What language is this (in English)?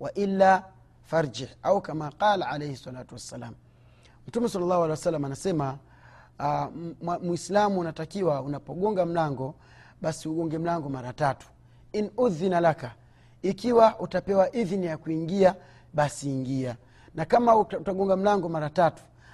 Swahili